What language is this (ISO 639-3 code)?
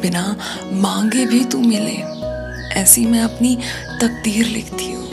hin